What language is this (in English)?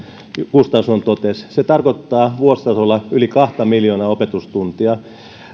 Finnish